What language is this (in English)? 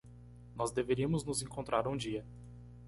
Portuguese